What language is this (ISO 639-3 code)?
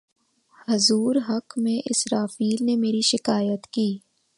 urd